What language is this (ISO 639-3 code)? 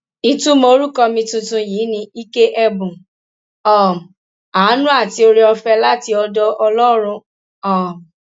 yor